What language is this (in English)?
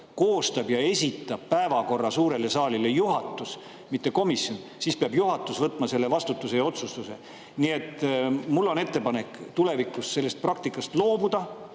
Estonian